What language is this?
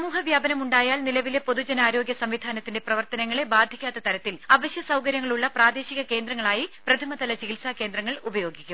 Malayalam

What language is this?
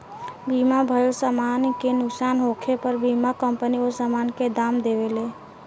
Bhojpuri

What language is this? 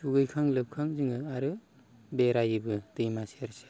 Bodo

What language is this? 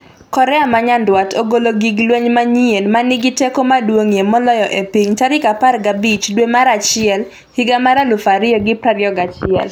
Luo (Kenya and Tanzania)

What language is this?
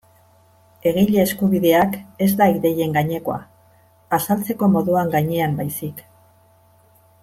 Basque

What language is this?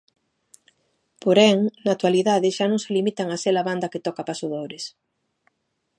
Galician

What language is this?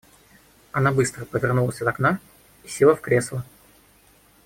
Russian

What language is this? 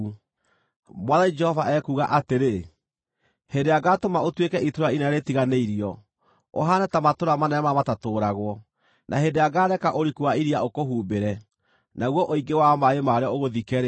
Kikuyu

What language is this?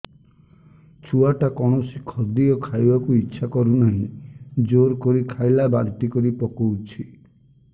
Odia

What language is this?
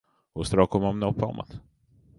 Latvian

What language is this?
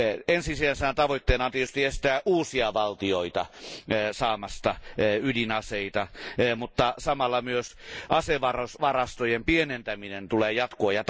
Finnish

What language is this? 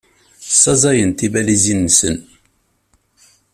Kabyle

